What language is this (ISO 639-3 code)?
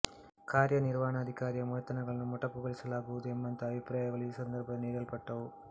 kan